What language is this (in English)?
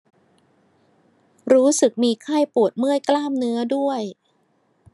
Thai